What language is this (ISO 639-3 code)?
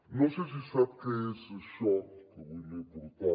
cat